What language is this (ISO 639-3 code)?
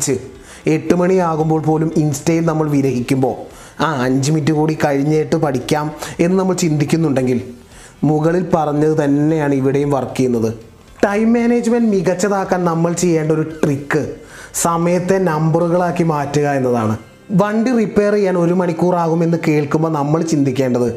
mal